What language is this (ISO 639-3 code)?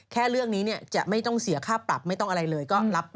tha